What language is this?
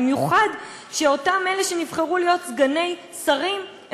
Hebrew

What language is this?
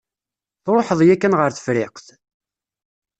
Kabyle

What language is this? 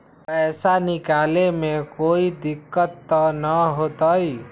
Magahi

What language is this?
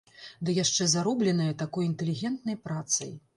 Belarusian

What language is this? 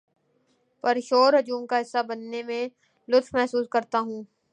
Urdu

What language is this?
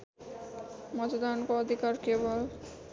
Nepali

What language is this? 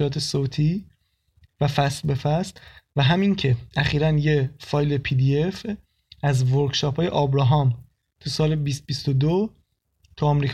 Persian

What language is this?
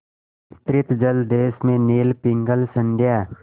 Hindi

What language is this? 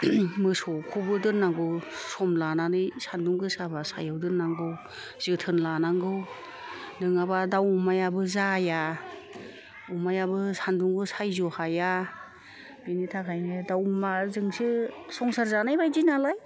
Bodo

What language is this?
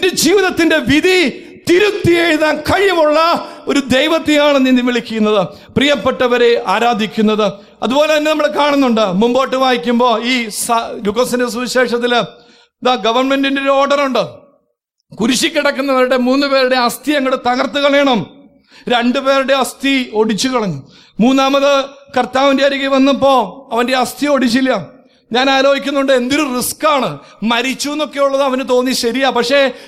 Malayalam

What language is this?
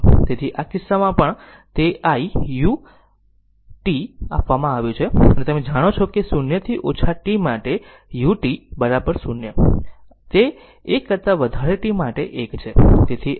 Gujarati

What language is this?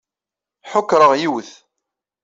Kabyle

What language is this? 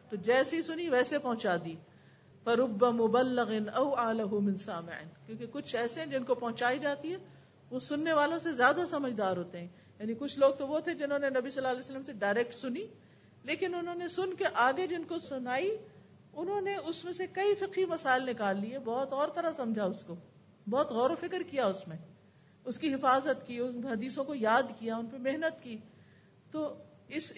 Urdu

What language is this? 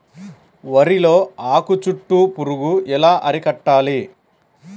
Telugu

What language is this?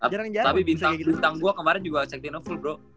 Indonesian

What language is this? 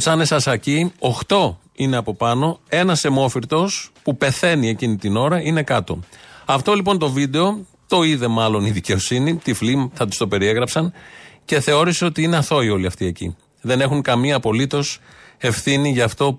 Greek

